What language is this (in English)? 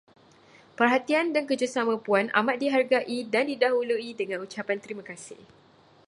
Malay